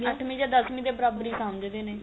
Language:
Punjabi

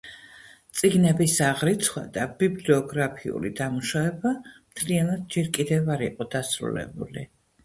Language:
Georgian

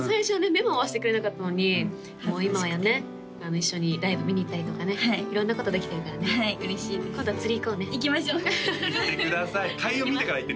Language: Japanese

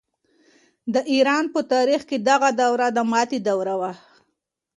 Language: Pashto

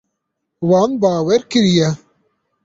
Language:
Kurdish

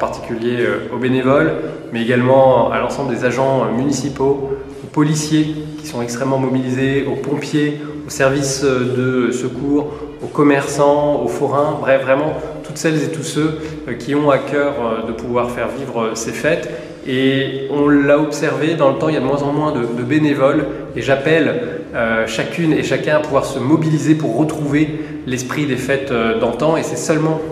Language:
French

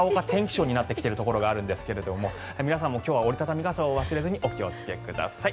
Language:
Japanese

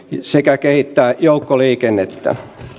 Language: Finnish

